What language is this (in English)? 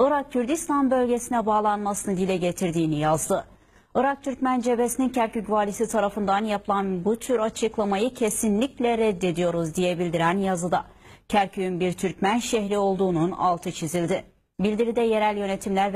Turkish